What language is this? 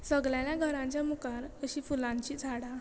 Konkani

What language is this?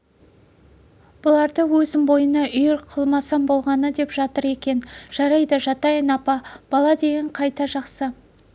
Kazakh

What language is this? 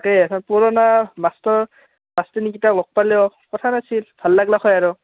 Assamese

